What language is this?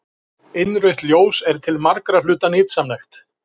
Icelandic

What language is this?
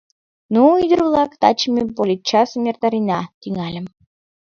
Mari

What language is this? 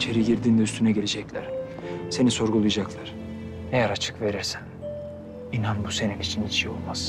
Turkish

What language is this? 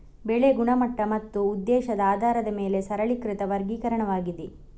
Kannada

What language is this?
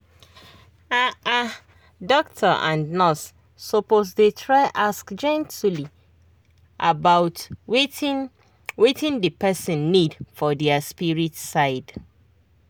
Nigerian Pidgin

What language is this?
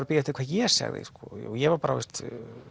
Icelandic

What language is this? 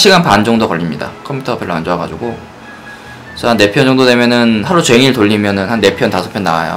Korean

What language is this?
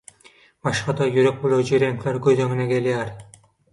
Turkmen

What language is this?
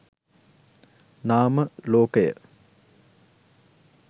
Sinhala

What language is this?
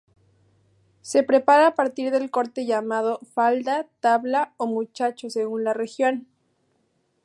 Spanish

